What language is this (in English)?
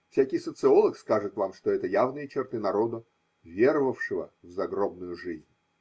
Russian